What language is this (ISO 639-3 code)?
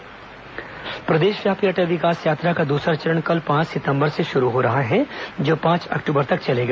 hin